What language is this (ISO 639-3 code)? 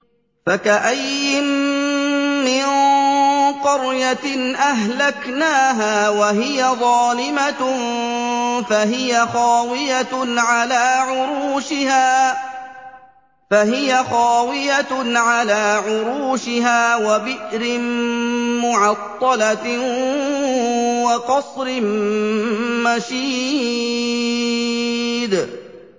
ara